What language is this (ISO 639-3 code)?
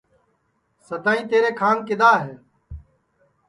ssi